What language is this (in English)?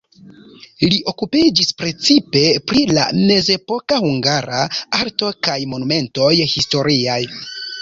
Esperanto